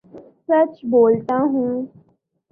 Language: Urdu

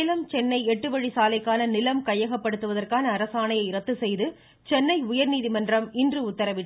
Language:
Tamil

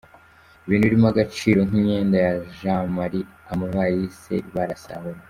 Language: Kinyarwanda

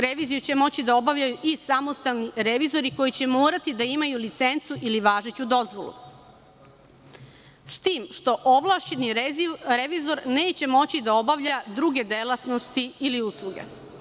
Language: Serbian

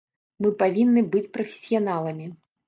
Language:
Belarusian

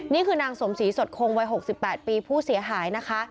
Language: Thai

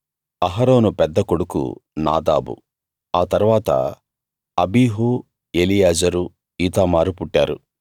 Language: Telugu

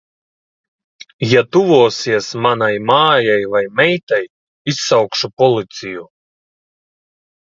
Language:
Latvian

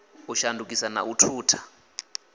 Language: Venda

